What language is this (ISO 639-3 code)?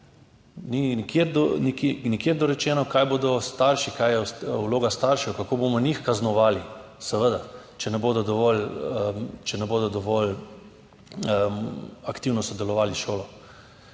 slv